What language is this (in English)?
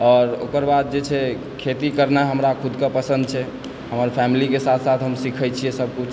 Maithili